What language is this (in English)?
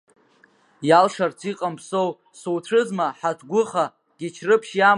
Abkhazian